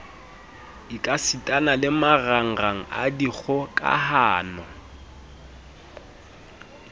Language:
Southern Sotho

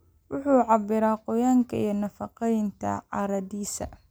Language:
Somali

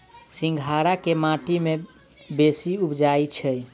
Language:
Maithili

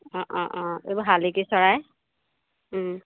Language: Assamese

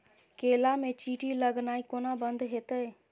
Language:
Maithili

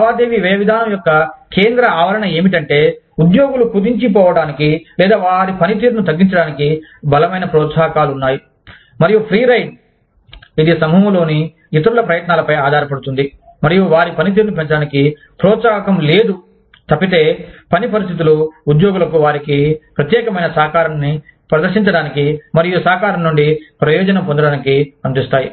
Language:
Telugu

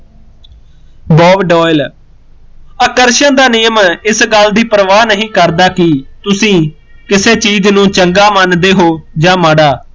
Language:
Punjabi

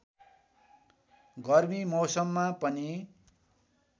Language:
Nepali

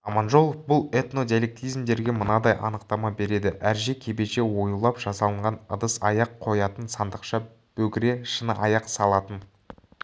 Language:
Kazakh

